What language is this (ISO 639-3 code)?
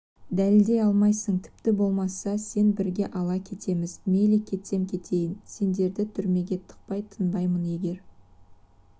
kaz